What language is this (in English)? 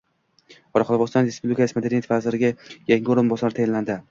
Uzbek